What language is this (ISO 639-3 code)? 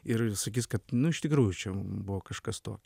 lit